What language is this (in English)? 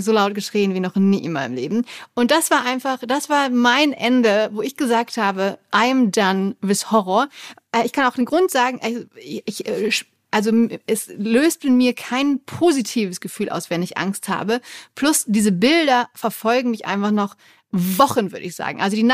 German